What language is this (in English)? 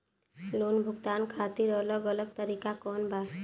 Bhojpuri